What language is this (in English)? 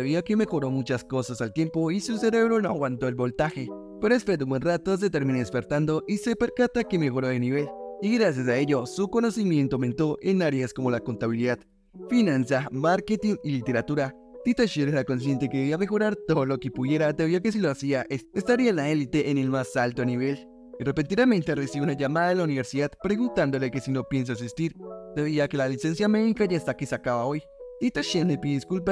Spanish